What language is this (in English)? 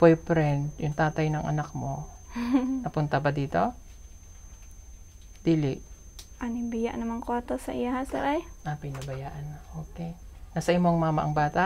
Filipino